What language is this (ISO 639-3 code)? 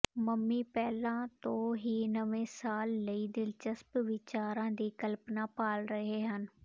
pan